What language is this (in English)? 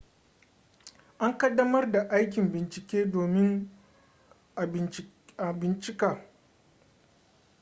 Hausa